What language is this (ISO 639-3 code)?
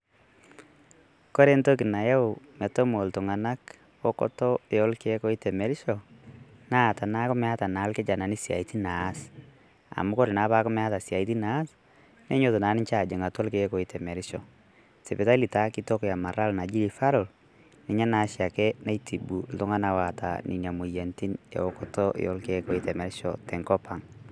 mas